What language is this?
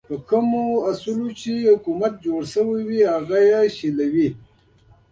Pashto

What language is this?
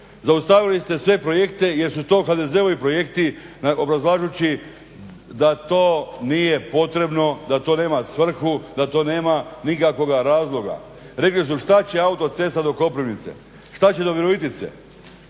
Croatian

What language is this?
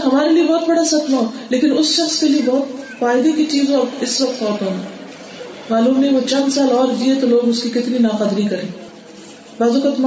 Urdu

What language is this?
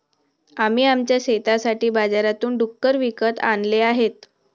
Marathi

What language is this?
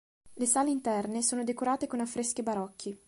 Italian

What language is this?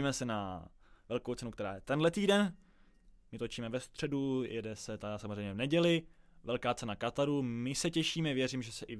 Czech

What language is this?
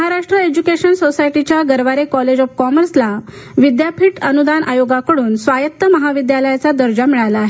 Marathi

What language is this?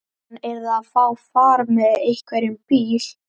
Icelandic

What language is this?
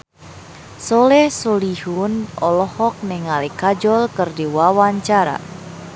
Sundanese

